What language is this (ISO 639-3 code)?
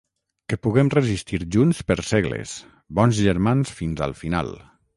cat